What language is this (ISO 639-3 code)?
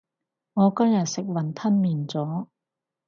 yue